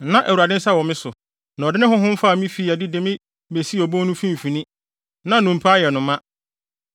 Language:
Akan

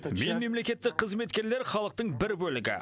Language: Kazakh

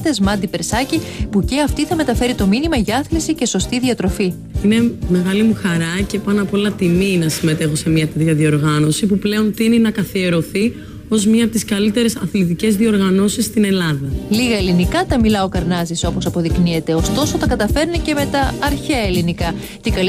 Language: Greek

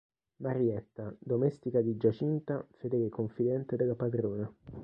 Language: Italian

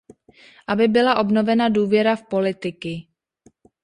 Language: Czech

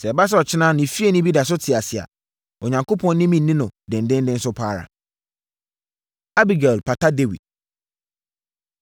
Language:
Akan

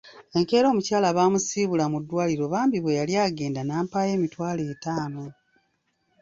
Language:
Ganda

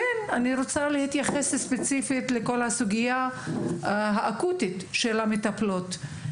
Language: Hebrew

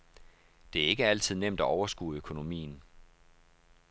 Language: Danish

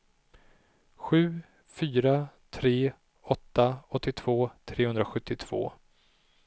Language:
Swedish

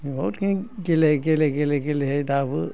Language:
Bodo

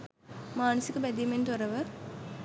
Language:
Sinhala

